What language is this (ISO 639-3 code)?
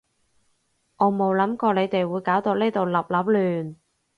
yue